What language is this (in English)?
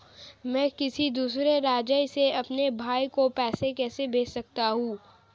Hindi